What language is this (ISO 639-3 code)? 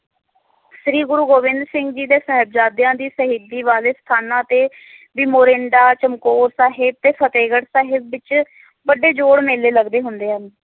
pan